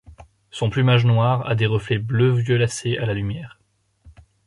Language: French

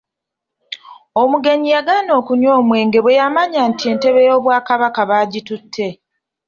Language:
Ganda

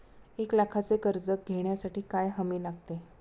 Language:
Marathi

